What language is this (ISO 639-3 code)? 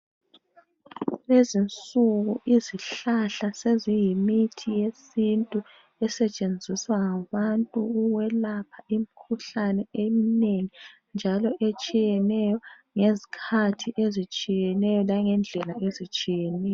nde